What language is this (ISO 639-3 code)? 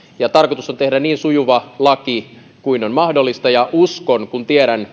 fin